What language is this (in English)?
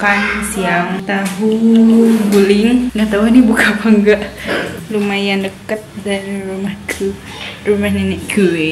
Indonesian